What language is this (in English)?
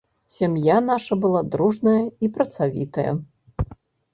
Belarusian